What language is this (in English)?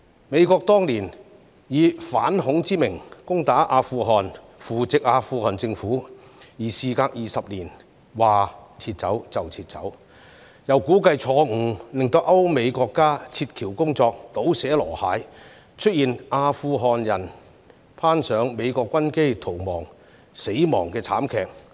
Cantonese